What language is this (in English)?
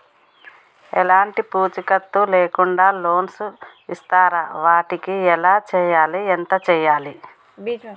Telugu